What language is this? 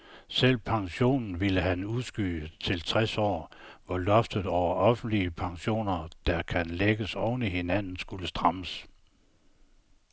Danish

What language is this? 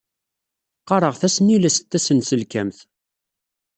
Kabyle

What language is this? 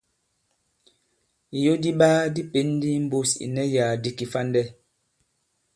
Bankon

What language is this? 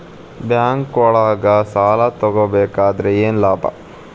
Kannada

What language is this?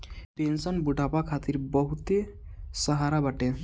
Bhojpuri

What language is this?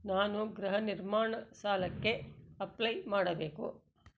Kannada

